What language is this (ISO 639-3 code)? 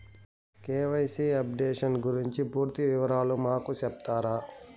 tel